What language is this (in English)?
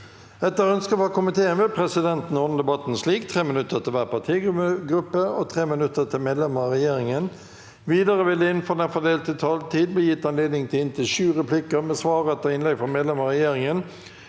Norwegian